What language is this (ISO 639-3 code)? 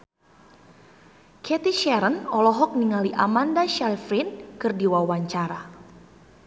sun